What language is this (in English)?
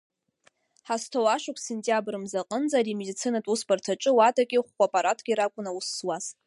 Abkhazian